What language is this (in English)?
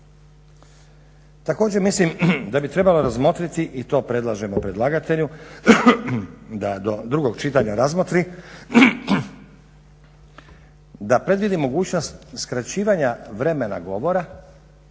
Croatian